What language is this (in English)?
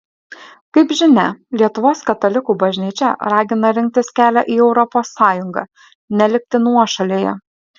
Lithuanian